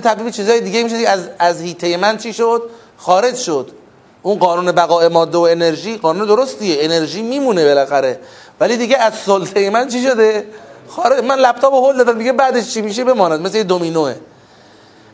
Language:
Persian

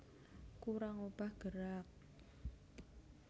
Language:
Javanese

